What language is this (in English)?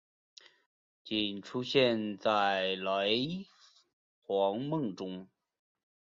Chinese